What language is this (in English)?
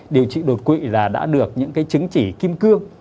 Vietnamese